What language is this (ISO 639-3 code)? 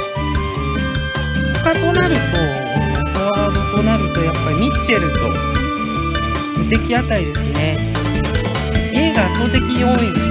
jpn